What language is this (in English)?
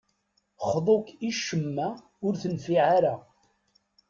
Kabyle